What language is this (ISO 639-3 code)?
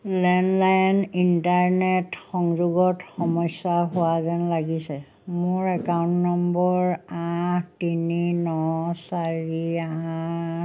asm